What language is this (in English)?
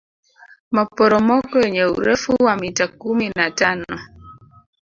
Swahili